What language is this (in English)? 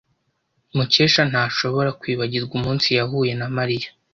Kinyarwanda